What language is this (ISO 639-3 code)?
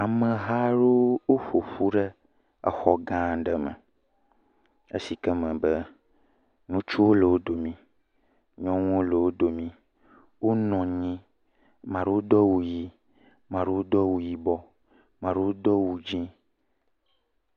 ewe